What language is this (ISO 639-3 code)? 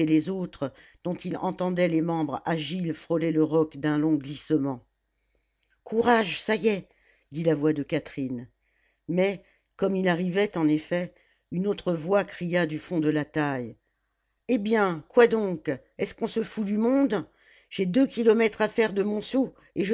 fra